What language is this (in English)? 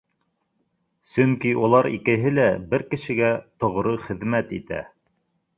Bashkir